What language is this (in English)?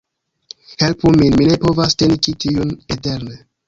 Esperanto